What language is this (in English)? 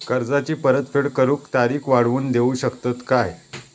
Marathi